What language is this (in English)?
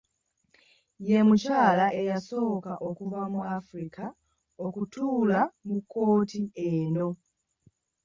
Ganda